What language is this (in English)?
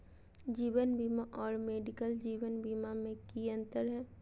Magahi